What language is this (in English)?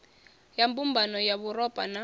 Venda